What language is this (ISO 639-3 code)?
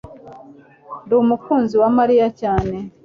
kin